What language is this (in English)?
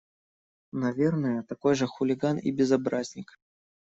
Russian